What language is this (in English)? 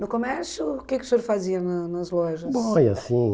Portuguese